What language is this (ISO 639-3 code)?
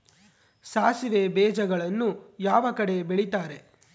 kan